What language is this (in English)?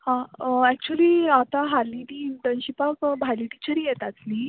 Konkani